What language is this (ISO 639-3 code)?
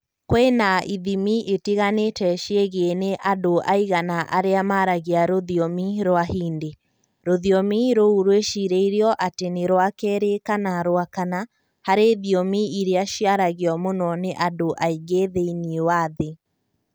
kik